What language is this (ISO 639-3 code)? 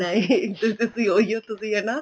pan